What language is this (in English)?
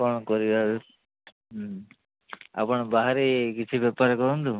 Odia